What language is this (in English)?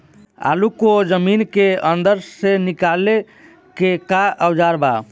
Bhojpuri